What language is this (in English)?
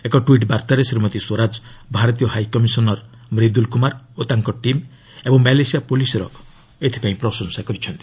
Odia